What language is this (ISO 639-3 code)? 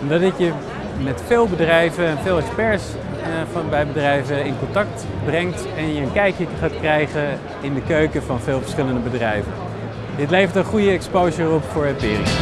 nld